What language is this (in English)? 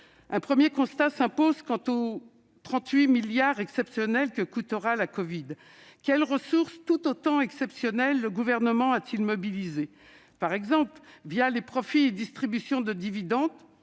French